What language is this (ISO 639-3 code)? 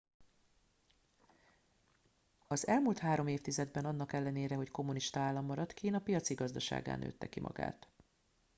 hun